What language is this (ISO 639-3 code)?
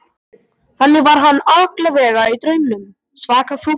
isl